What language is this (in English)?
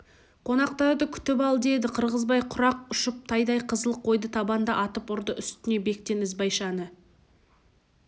Kazakh